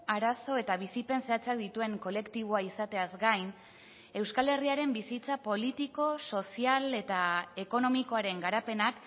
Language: Basque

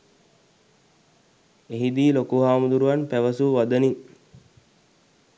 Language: Sinhala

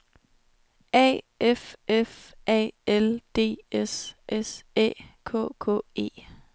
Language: Danish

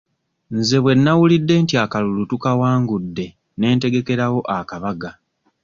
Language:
Ganda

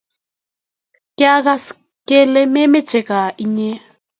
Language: Kalenjin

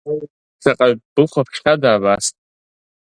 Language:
Abkhazian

